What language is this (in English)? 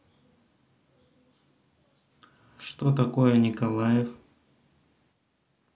Russian